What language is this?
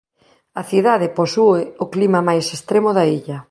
Galician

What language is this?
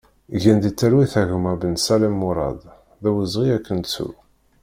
Kabyle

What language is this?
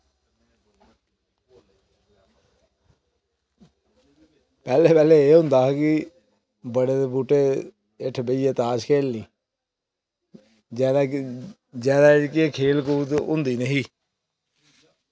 Dogri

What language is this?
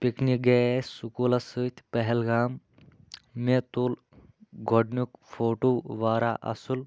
Kashmiri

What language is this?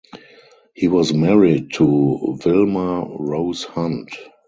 English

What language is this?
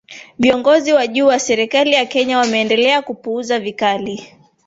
Swahili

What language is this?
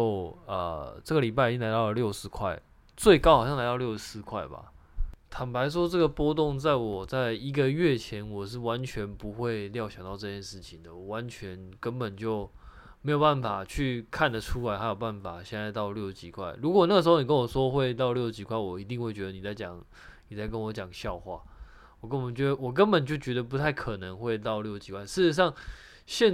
Chinese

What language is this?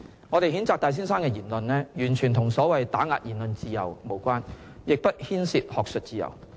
Cantonese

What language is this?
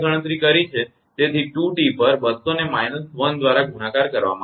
Gujarati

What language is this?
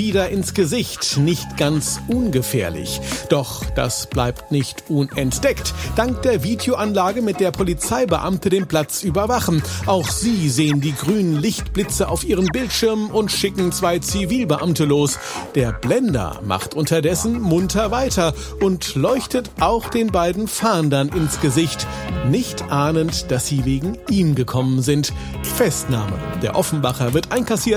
German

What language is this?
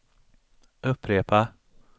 Swedish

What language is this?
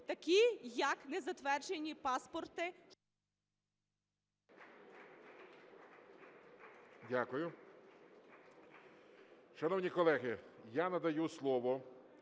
Ukrainian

